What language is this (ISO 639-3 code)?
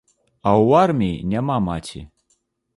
bel